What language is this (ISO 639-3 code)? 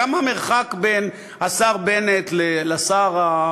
heb